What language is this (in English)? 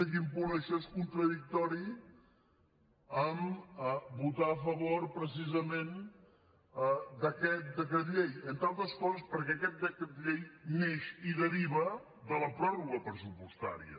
Catalan